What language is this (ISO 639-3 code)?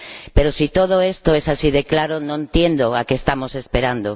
spa